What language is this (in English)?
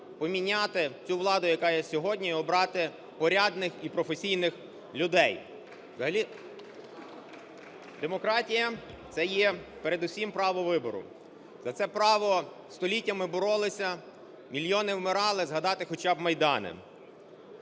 Ukrainian